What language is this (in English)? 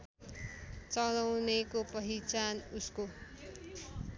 Nepali